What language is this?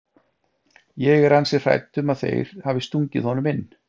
Icelandic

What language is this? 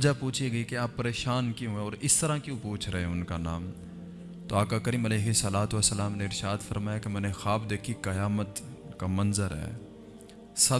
Urdu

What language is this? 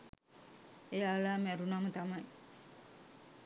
Sinhala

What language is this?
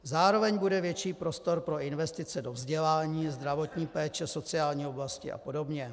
Czech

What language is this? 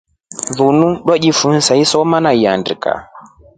Rombo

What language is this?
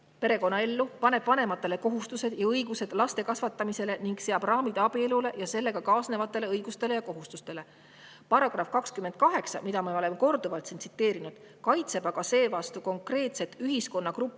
Estonian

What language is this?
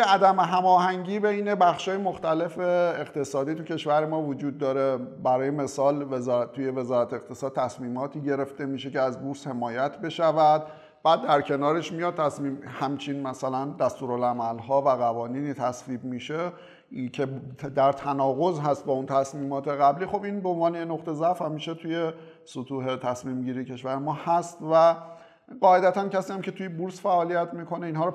Persian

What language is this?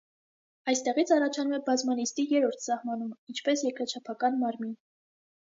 Armenian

